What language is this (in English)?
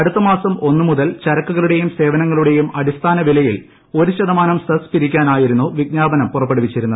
Malayalam